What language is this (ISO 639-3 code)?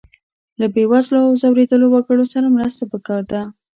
pus